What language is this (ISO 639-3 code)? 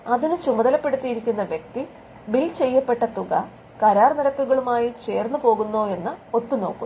mal